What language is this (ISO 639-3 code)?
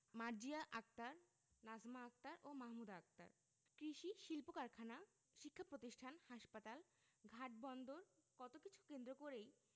ben